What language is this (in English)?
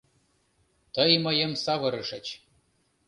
Mari